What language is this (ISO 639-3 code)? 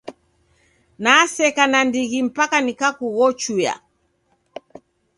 dav